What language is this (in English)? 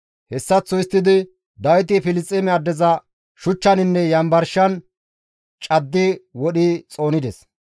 Gamo